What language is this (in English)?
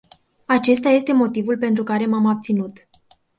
Romanian